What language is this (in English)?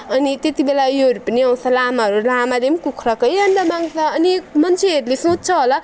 Nepali